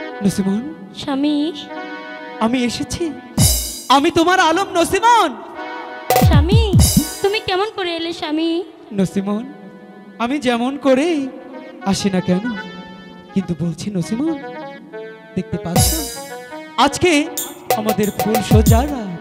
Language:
Arabic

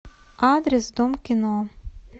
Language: Russian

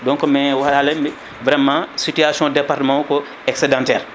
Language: Fula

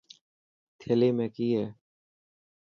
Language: Dhatki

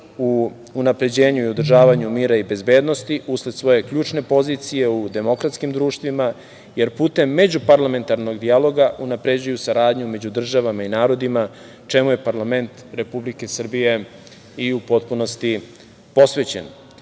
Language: Serbian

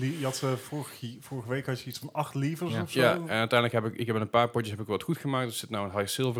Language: Dutch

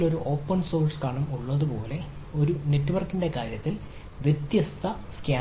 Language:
Malayalam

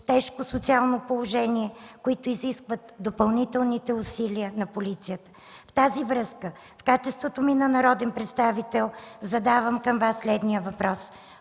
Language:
Bulgarian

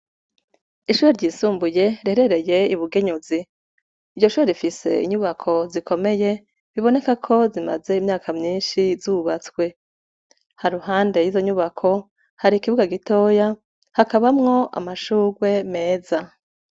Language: Rundi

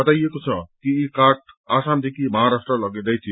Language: Nepali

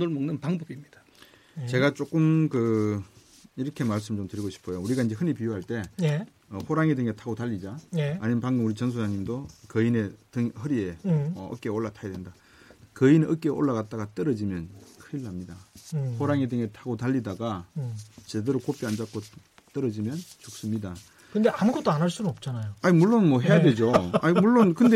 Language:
Korean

